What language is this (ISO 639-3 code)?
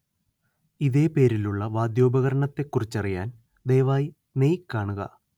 mal